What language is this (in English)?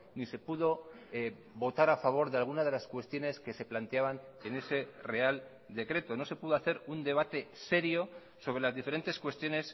Spanish